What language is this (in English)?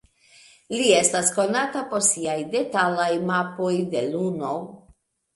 Esperanto